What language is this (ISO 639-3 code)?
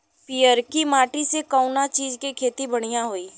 bho